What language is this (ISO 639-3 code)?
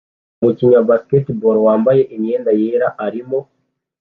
kin